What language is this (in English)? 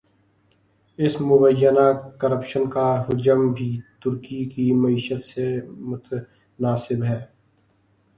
Urdu